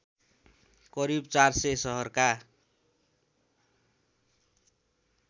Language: Nepali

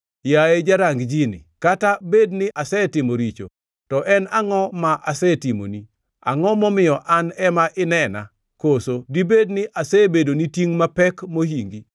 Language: Luo (Kenya and Tanzania)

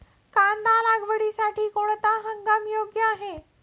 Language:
Marathi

